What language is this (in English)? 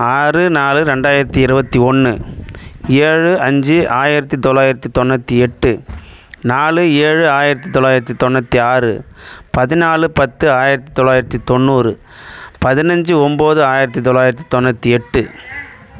Tamil